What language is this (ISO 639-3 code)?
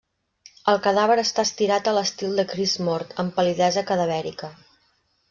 cat